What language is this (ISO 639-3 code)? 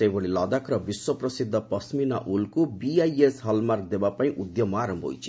ori